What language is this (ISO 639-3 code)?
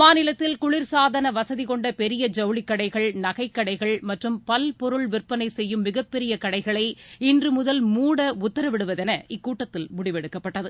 tam